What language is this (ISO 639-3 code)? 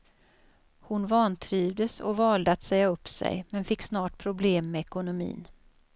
swe